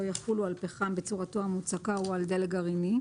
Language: Hebrew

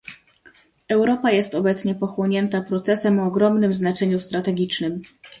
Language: Polish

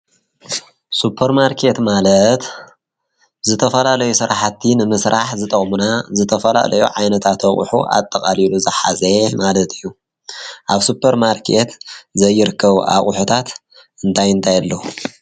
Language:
Tigrinya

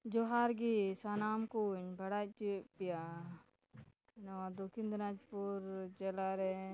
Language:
Santali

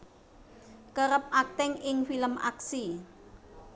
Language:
Javanese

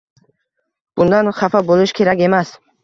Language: Uzbek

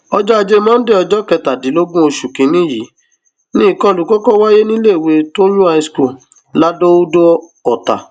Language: Yoruba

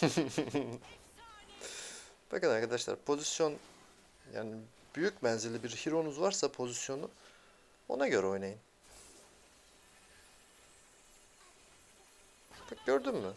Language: Turkish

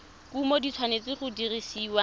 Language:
Tswana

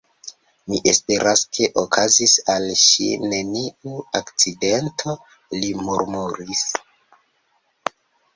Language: Esperanto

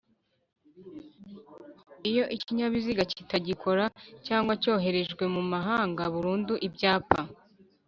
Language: Kinyarwanda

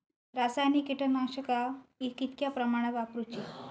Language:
Marathi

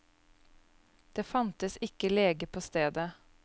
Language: Norwegian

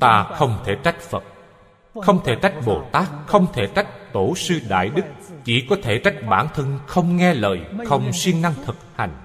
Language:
Vietnamese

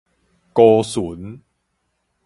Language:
Min Nan Chinese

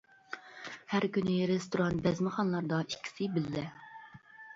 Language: Uyghur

